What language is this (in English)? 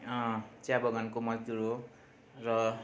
Nepali